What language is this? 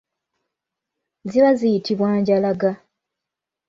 Ganda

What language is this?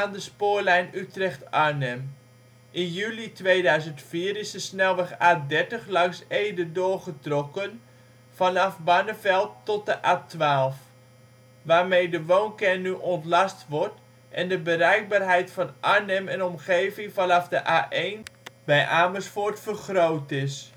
Dutch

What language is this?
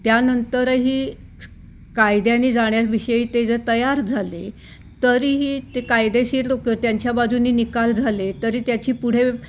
Marathi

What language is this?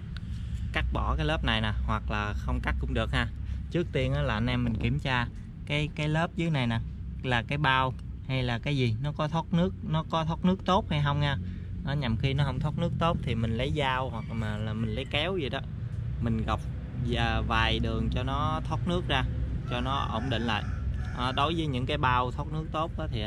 Vietnamese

